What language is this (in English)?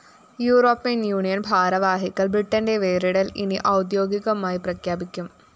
Malayalam